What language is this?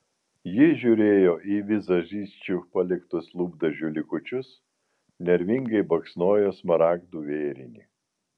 Lithuanian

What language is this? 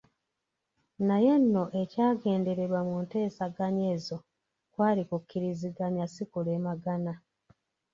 Ganda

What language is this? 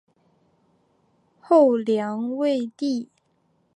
Chinese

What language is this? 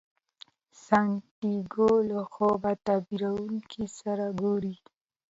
Pashto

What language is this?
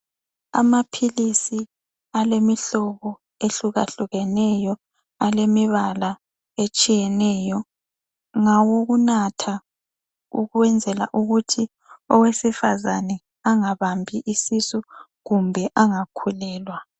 North Ndebele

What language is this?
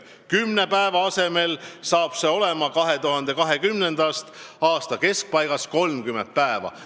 Estonian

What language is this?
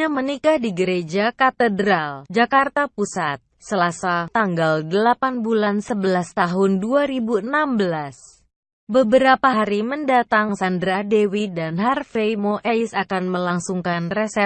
Indonesian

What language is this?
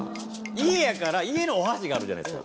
Japanese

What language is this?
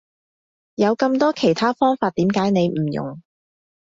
Cantonese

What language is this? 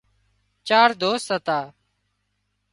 Wadiyara Koli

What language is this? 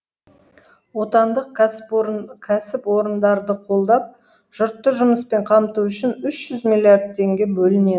Kazakh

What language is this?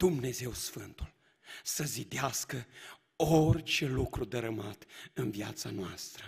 Romanian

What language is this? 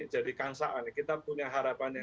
Indonesian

